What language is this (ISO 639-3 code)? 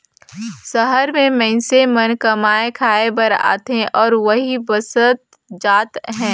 hne